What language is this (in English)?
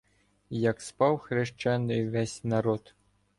Ukrainian